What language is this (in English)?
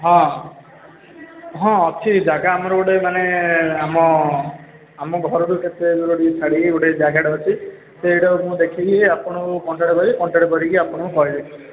Odia